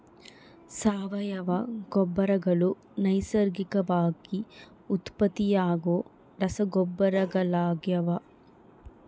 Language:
Kannada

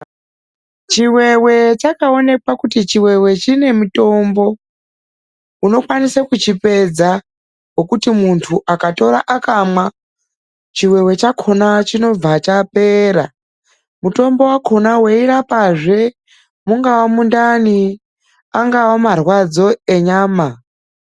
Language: Ndau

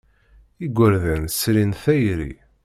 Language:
Kabyle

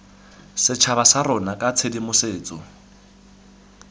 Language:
Tswana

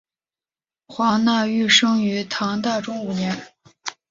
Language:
Chinese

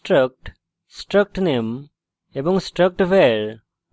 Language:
Bangla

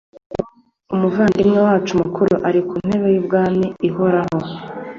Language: Kinyarwanda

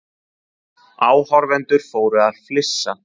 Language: Icelandic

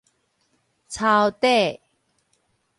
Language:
Min Nan Chinese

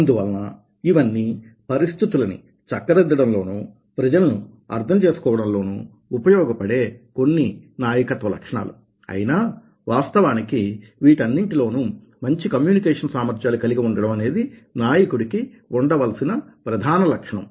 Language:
Telugu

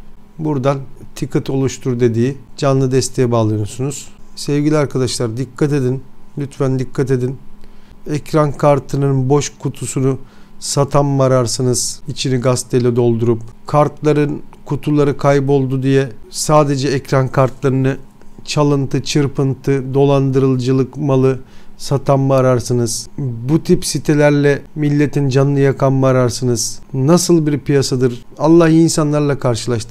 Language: Turkish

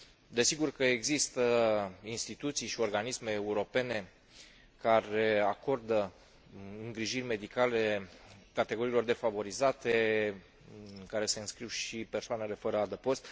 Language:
Romanian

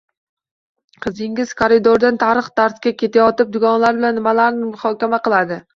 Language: Uzbek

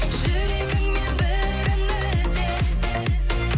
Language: Kazakh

